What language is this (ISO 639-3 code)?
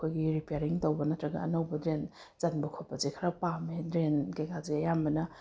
mni